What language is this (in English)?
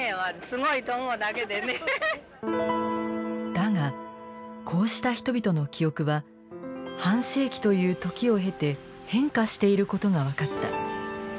Japanese